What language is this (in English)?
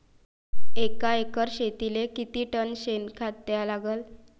Marathi